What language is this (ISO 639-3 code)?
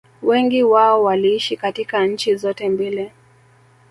swa